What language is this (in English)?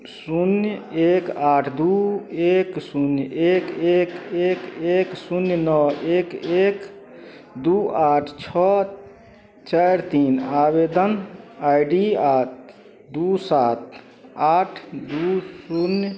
Maithili